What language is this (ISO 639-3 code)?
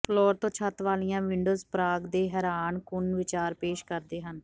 pan